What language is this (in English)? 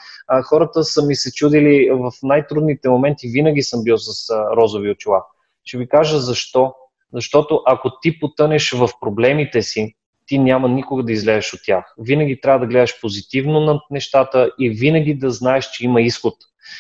Bulgarian